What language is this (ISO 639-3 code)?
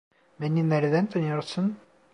tur